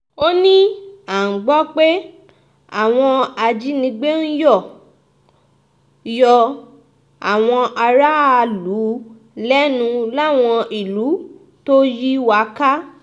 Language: Yoruba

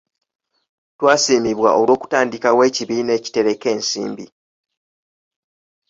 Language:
Ganda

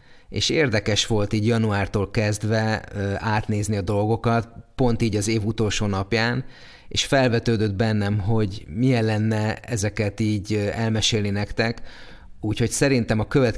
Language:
Hungarian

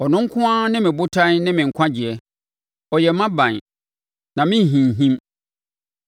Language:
Akan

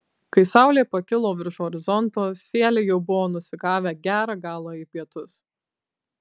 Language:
Lithuanian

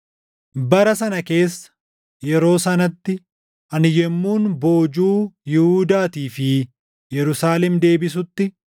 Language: Oromo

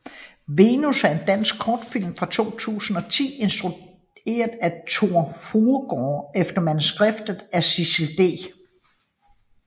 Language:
Danish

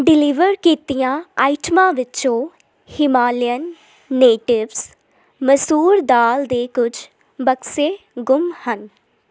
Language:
Punjabi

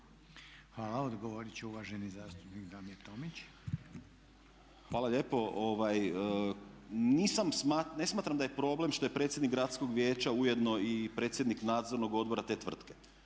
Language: Croatian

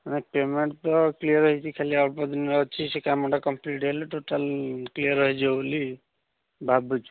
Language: Odia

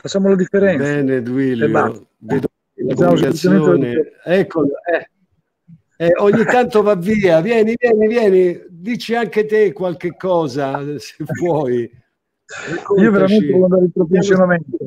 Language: Italian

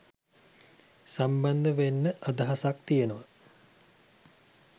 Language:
Sinhala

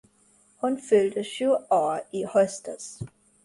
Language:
Swedish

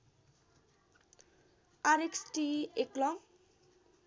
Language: Nepali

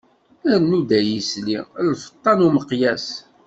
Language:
Kabyle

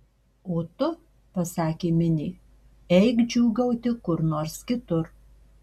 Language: Lithuanian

